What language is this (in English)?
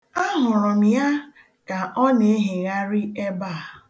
Igbo